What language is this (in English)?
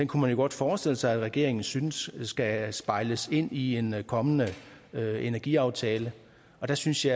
Danish